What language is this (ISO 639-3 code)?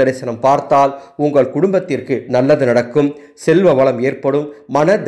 tam